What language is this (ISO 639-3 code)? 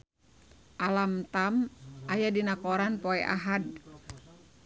sun